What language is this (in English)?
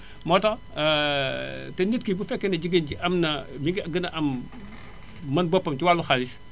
Wolof